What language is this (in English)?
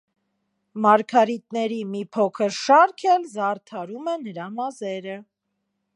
Armenian